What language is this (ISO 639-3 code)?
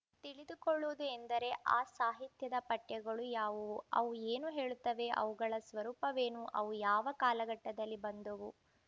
kan